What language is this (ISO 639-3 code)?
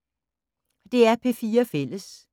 dan